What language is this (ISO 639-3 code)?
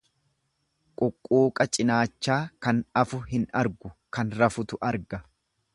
orm